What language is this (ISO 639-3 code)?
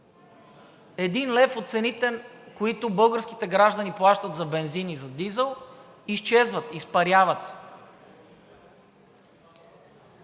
bul